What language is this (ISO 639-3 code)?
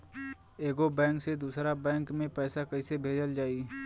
bho